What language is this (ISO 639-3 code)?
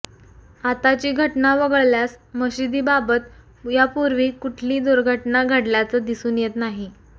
mar